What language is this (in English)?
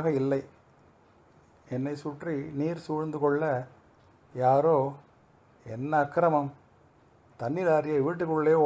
Tamil